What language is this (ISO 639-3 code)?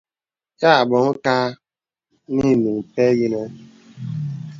beb